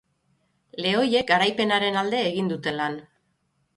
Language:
Basque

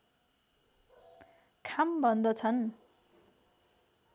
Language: Nepali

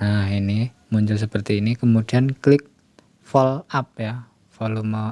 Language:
Indonesian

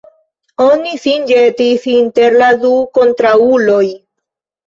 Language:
Esperanto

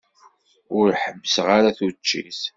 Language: Kabyle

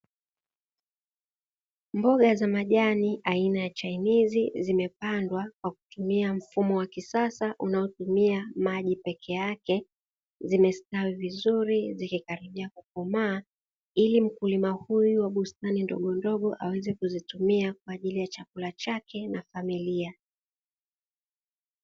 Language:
Swahili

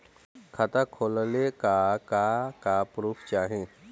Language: Bhojpuri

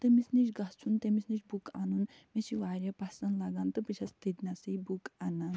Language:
Kashmiri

